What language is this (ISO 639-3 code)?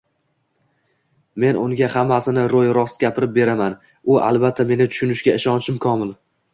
uzb